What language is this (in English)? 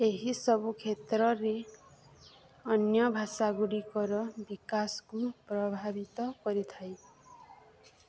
Odia